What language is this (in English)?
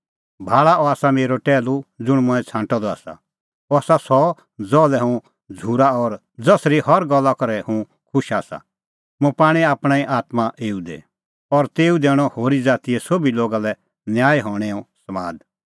Kullu Pahari